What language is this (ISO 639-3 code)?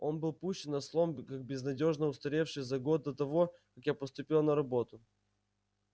rus